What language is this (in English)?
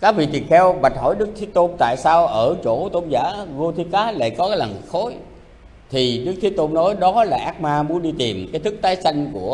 Vietnamese